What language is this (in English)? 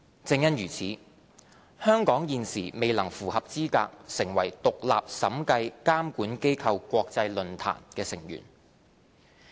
Cantonese